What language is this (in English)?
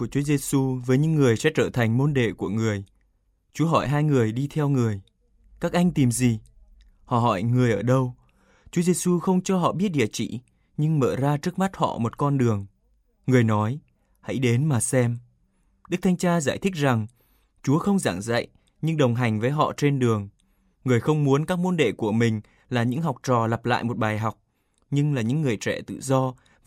Vietnamese